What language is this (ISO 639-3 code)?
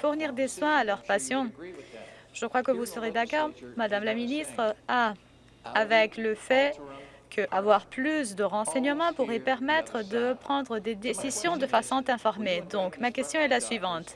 fra